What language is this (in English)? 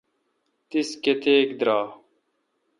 Kalkoti